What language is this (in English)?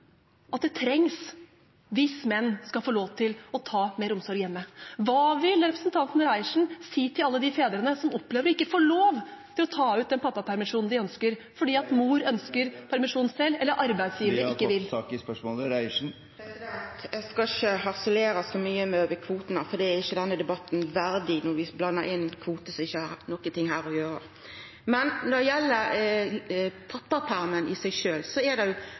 Norwegian